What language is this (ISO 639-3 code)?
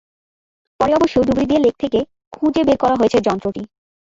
ben